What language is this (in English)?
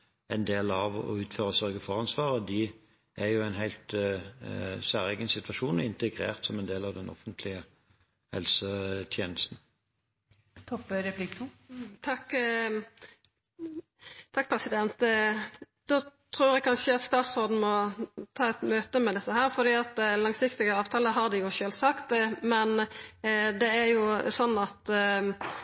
Norwegian